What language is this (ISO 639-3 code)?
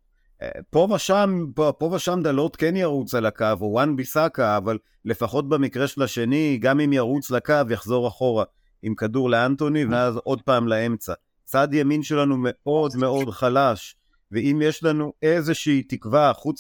heb